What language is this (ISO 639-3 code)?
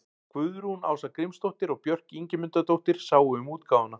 isl